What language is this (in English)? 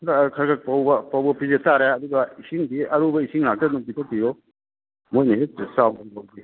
Manipuri